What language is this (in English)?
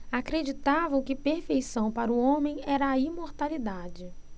Portuguese